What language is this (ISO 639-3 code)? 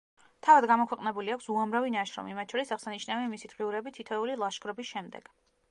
kat